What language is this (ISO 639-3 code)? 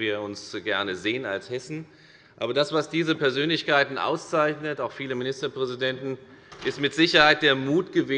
deu